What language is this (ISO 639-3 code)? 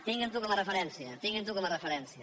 cat